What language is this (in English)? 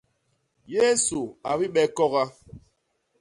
Basaa